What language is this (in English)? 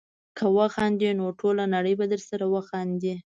Pashto